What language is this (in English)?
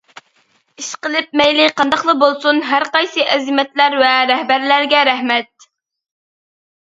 Uyghur